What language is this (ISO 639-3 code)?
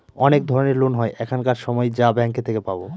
ben